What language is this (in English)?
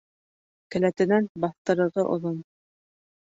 Bashkir